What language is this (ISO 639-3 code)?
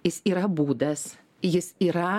lit